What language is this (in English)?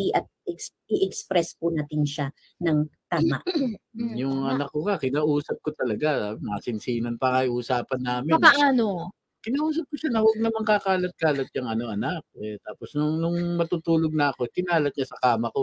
Filipino